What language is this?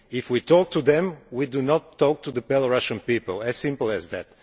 English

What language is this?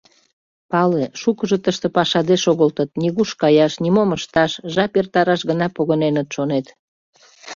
Mari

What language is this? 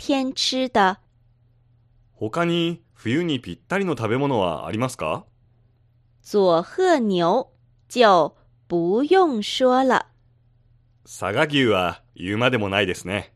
Japanese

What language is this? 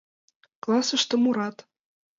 Mari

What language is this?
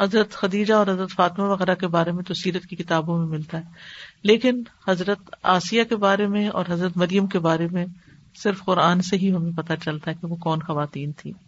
Urdu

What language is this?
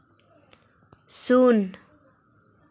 Santali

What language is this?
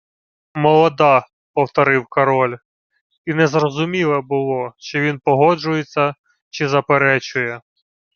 Ukrainian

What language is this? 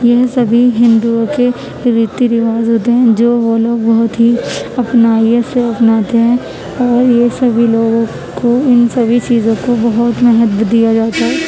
Urdu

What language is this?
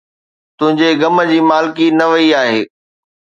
Sindhi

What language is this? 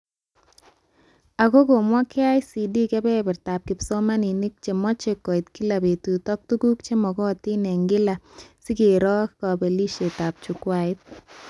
Kalenjin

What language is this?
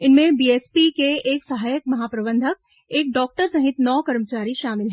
Hindi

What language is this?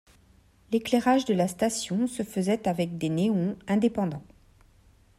French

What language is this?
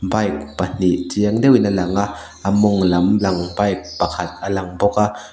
Mizo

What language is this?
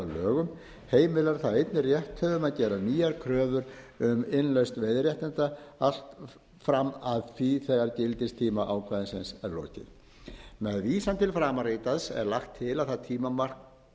Icelandic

